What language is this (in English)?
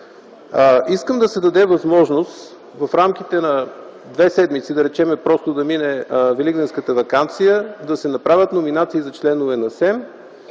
Bulgarian